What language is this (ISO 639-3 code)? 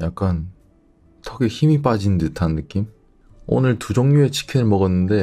kor